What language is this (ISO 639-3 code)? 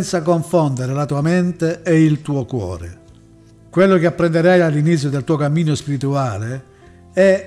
ita